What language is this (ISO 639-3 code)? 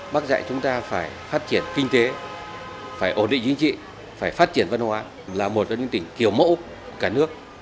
vie